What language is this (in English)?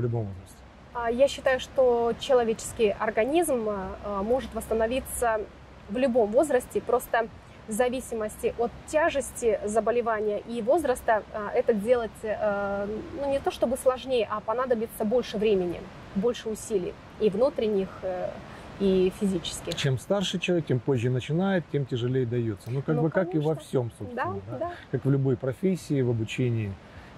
Russian